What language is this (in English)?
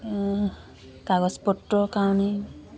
Assamese